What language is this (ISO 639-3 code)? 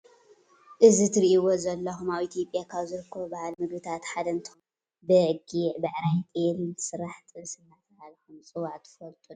tir